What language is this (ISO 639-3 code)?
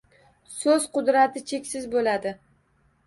uzb